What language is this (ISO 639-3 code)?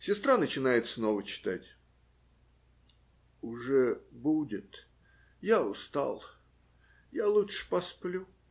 rus